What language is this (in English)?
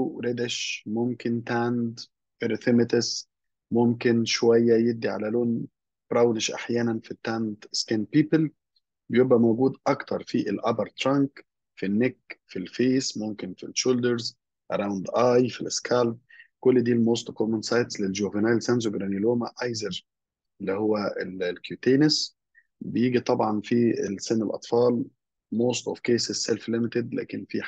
Arabic